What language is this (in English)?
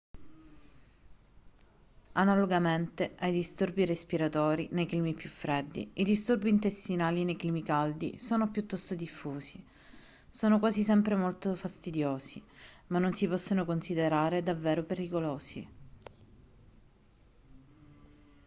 Italian